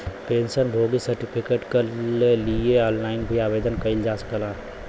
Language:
Bhojpuri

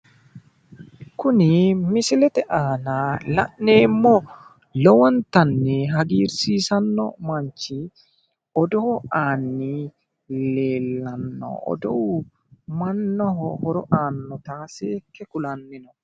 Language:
Sidamo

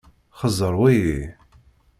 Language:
Kabyle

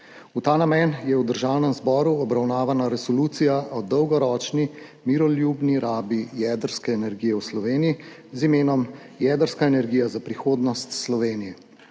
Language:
Slovenian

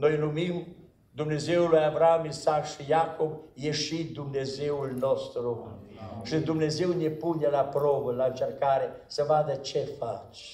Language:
Romanian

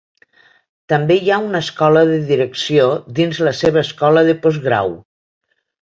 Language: Catalan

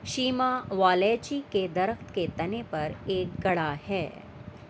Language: Urdu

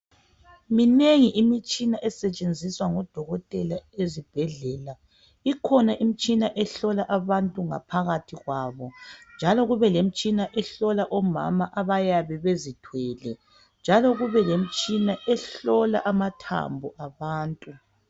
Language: North Ndebele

